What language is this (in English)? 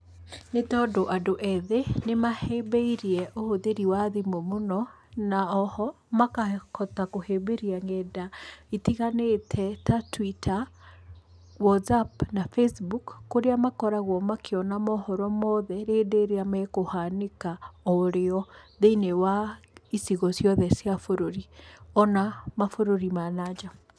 Kikuyu